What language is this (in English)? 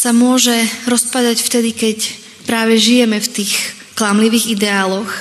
Slovak